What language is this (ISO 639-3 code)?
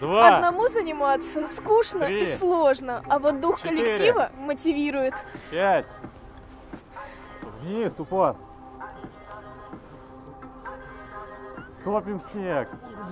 rus